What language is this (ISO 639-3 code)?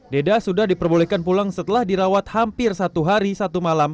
ind